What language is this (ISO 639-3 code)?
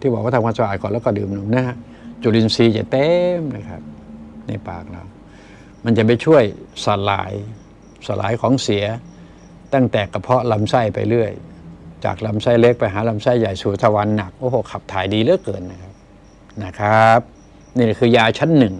tha